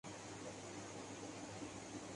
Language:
Urdu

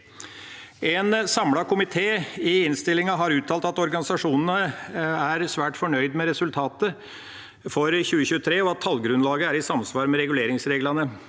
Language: Norwegian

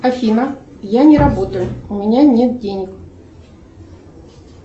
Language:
Russian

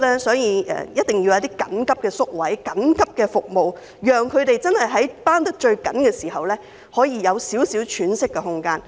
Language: Cantonese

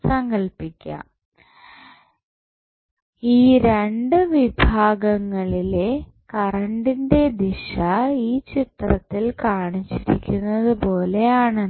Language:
Malayalam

